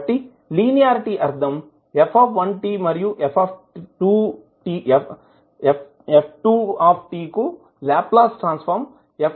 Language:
Telugu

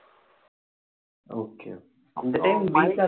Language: Tamil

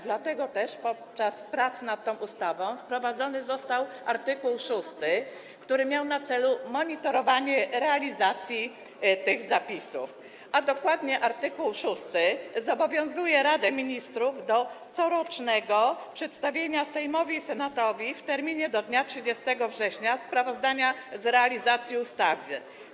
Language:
Polish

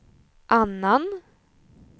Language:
Swedish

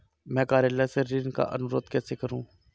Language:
Hindi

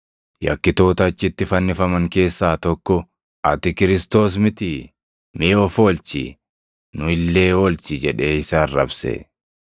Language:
Oromo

